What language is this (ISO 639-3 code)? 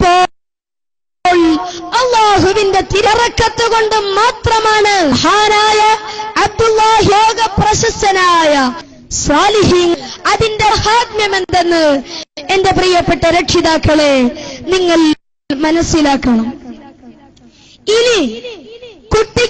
ara